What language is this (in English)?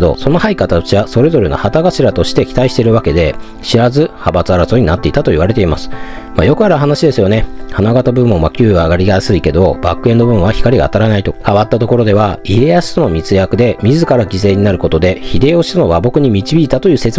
Japanese